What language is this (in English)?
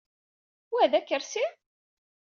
Kabyle